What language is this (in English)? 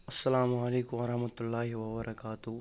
Kashmiri